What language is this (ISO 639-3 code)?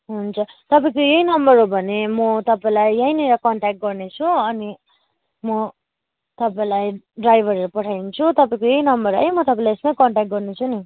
nep